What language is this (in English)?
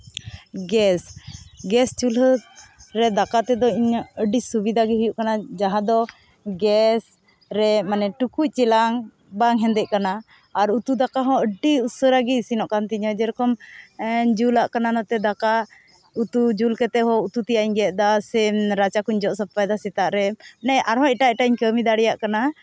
Santali